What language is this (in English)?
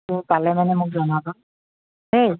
Assamese